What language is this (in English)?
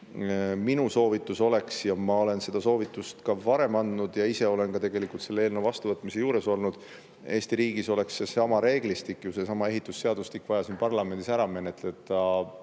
Estonian